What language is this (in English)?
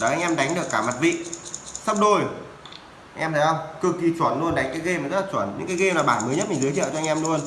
Vietnamese